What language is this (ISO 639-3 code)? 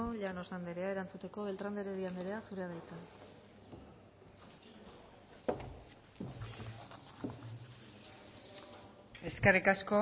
eus